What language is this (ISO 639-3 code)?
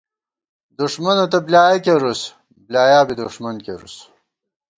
gwt